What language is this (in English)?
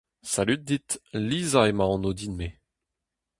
Breton